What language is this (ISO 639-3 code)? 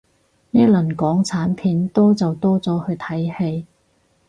yue